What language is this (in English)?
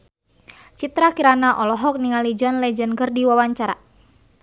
Sundanese